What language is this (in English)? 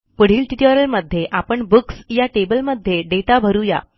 Marathi